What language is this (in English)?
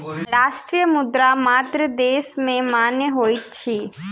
Maithili